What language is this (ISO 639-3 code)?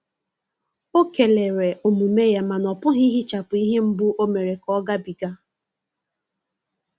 ibo